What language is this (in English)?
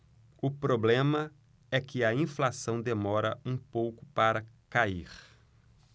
Portuguese